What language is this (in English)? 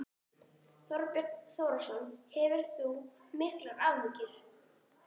Icelandic